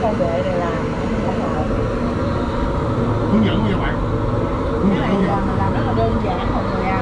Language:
Vietnamese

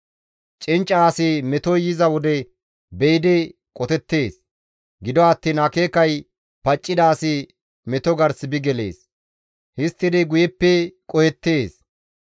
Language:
Gamo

